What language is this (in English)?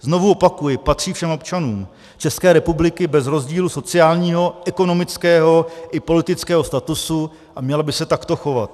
Czech